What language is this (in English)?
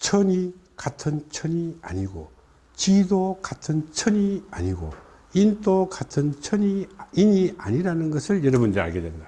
Korean